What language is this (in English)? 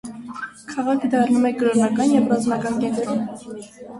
Armenian